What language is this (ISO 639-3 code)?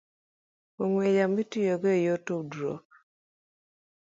luo